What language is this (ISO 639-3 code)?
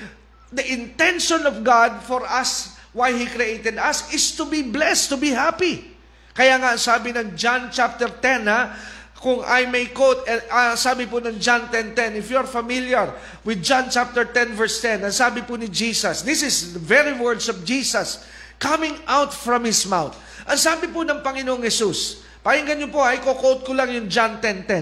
fil